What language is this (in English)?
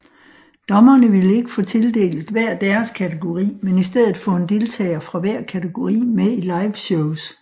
Danish